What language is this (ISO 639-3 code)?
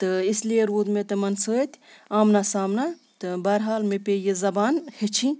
kas